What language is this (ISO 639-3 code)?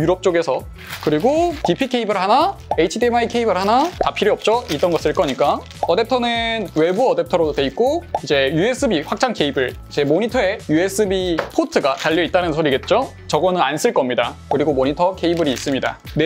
kor